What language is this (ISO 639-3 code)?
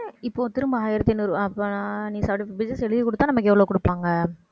tam